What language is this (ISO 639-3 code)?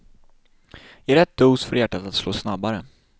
swe